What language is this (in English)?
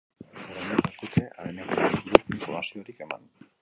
Basque